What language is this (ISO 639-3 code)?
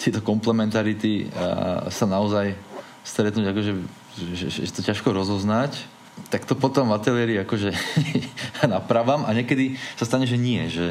slk